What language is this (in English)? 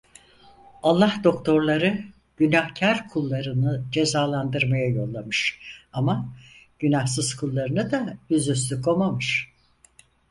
Turkish